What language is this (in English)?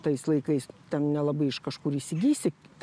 Lithuanian